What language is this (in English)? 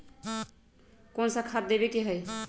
Magahi